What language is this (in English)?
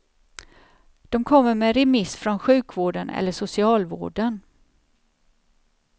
Swedish